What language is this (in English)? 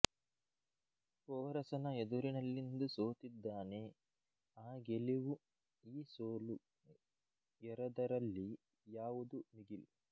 Kannada